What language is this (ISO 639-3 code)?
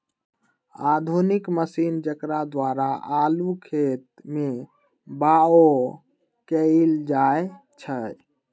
mag